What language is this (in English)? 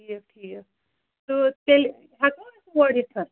Kashmiri